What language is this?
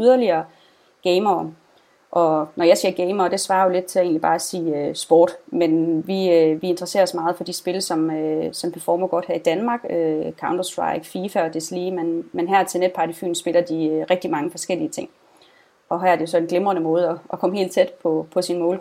Danish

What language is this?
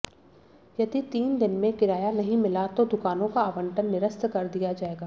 Hindi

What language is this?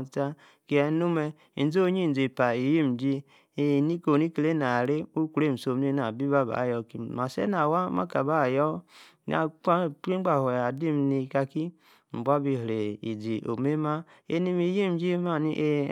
Yace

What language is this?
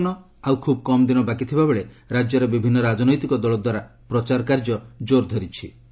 Odia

